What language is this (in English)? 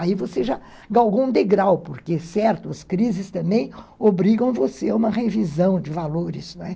Portuguese